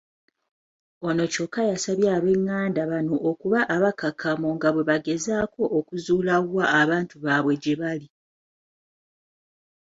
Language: Ganda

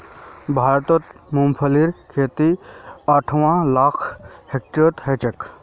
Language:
Magahi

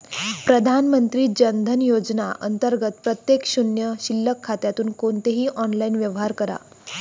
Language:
Marathi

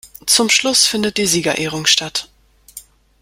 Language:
German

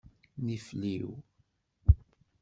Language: Kabyle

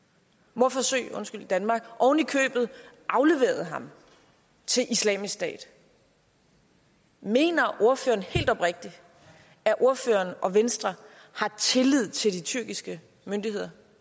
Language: Danish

